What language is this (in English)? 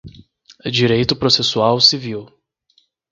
Portuguese